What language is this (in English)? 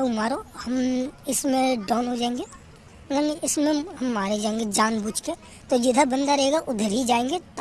Hindi